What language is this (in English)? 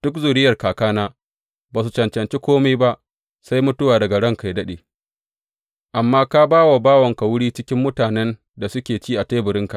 Hausa